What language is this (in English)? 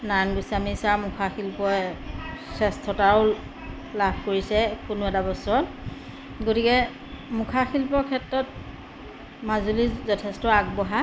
Assamese